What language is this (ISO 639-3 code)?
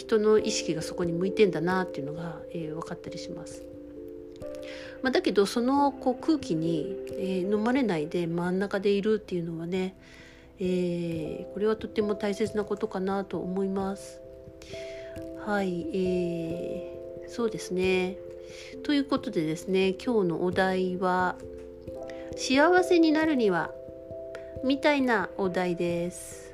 jpn